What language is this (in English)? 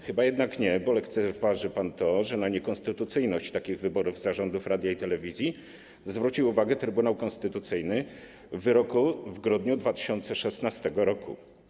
Polish